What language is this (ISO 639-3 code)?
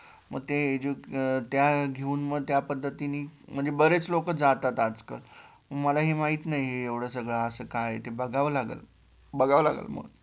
mar